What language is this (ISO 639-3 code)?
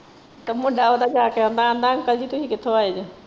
pan